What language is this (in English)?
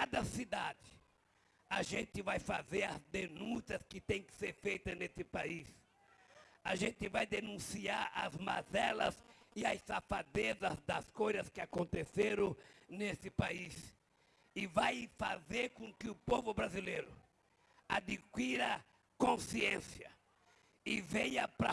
Portuguese